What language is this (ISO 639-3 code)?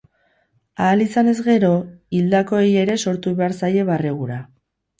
eus